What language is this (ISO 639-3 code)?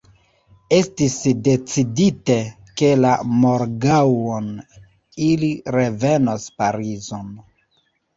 epo